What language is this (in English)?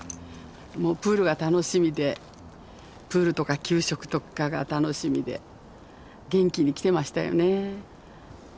Japanese